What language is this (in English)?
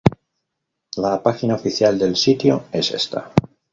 Spanish